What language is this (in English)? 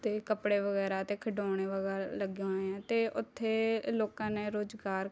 Punjabi